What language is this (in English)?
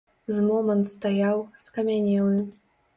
Belarusian